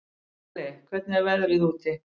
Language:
Icelandic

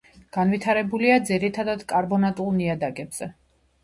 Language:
Georgian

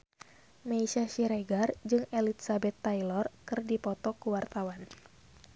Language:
Sundanese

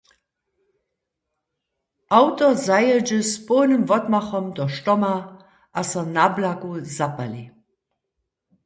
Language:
Upper Sorbian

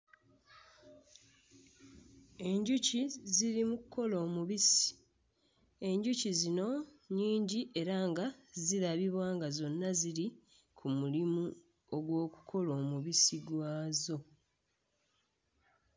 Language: Ganda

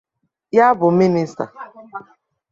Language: Igbo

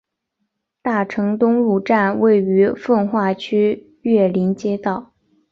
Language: Chinese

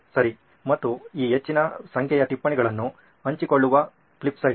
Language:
Kannada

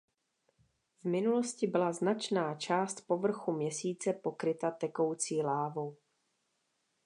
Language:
Czech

